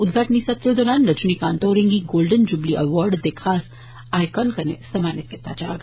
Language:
Dogri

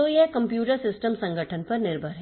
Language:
Hindi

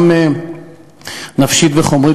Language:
Hebrew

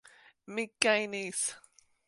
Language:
Esperanto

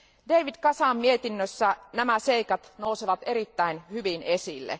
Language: Finnish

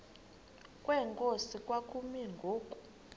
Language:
Xhosa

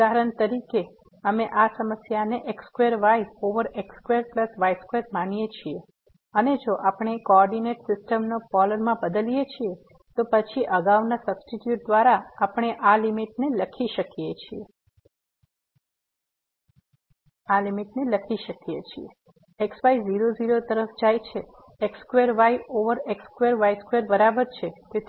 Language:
Gujarati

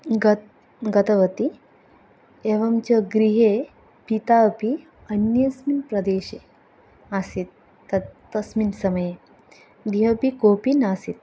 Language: Sanskrit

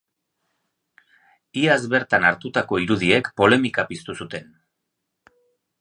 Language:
Basque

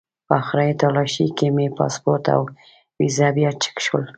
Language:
Pashto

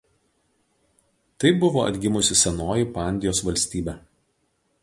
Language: Lithuanian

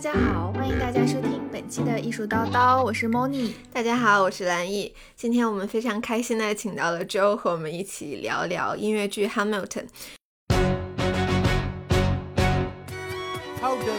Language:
Chinese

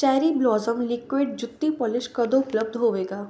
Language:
Punjabi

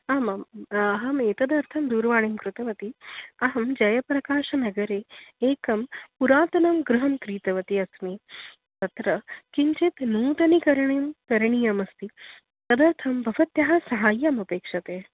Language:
Sanskrit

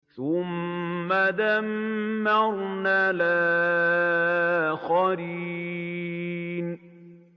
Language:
Arabic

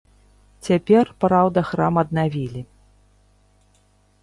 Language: Belarusian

